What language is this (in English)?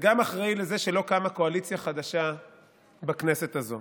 Hebrew